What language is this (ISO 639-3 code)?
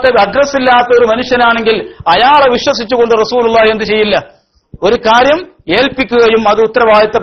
ara